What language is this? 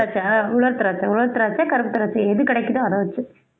Tamil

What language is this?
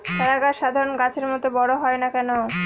Bangla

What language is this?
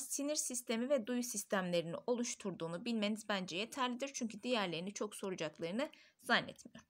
Turkish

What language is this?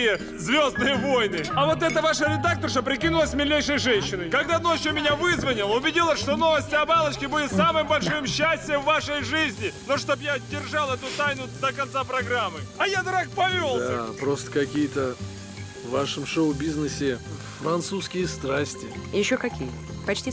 Russian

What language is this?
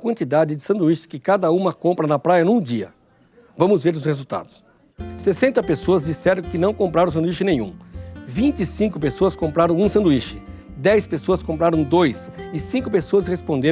Portuguese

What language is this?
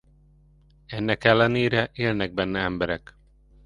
Hungarian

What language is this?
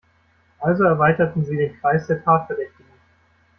German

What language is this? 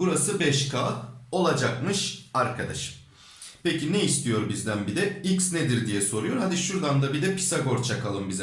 Turkish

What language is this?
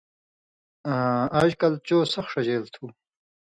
Indus Kohistani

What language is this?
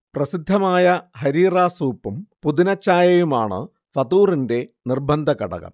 Malayalam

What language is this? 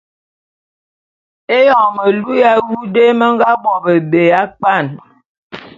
Bulu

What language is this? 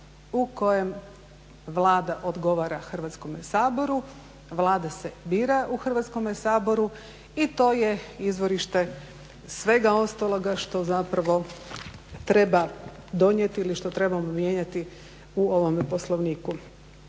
Croatian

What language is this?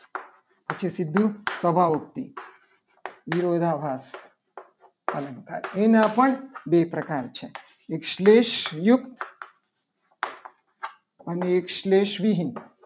Gujarati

